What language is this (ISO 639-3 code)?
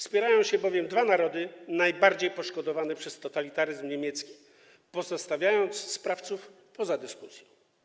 pol